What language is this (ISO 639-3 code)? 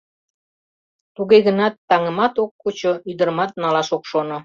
chm